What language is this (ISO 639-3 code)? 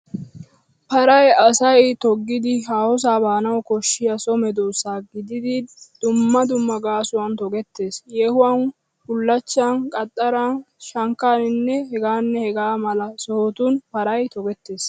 wal